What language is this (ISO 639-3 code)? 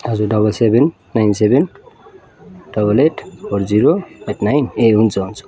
nep